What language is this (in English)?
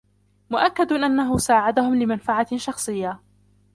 Arabic